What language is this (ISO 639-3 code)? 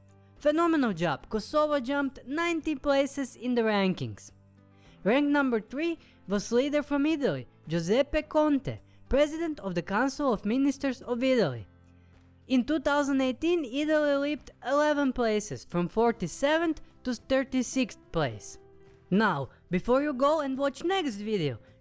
eng